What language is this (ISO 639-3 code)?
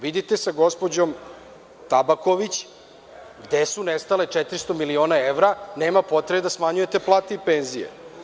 srp